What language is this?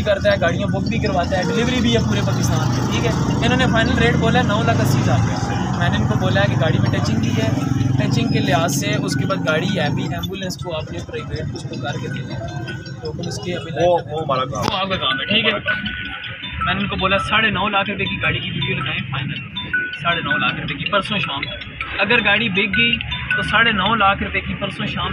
Hindi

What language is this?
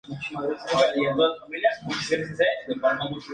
Spanish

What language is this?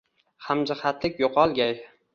Uzbek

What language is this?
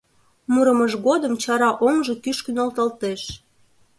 Mari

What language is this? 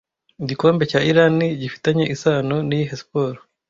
Kinyarwanda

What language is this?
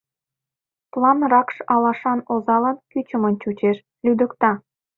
Mari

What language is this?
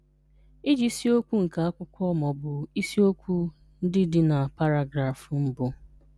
Igbo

